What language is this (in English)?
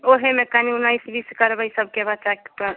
Maithili